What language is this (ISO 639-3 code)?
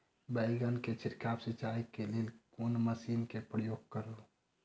mai